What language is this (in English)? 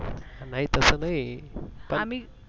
Marathi